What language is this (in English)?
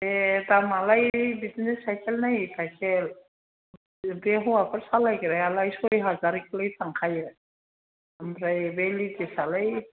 Bodo